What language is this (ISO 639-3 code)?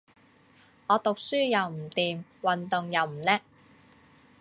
yue